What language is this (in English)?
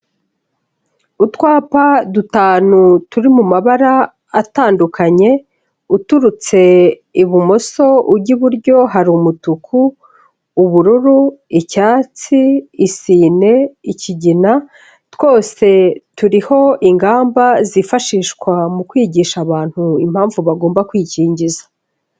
Kinyarwanda